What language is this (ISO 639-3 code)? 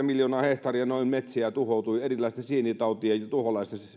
fin